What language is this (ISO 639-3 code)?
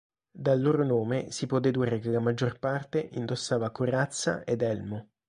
ita